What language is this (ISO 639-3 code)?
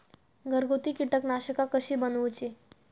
mar